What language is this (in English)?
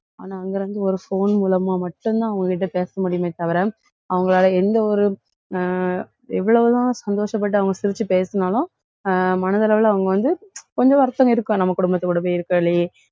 Tamil